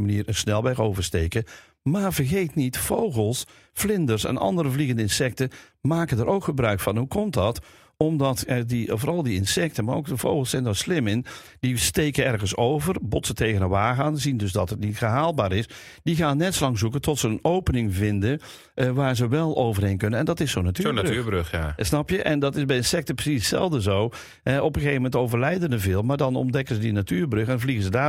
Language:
Dutch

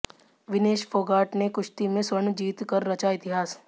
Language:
Hindi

